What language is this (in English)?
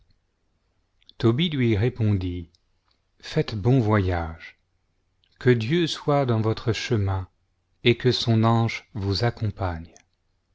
French